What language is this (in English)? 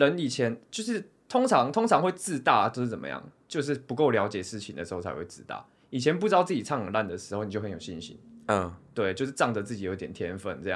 Chinese